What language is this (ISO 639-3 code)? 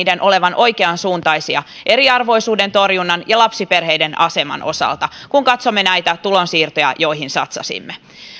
fin